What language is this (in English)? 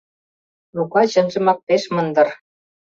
Mari